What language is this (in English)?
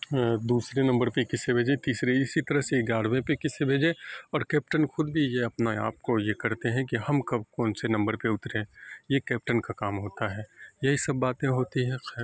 Urdu